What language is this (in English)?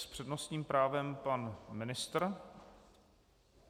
Czech